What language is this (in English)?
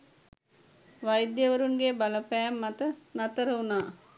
Sinhala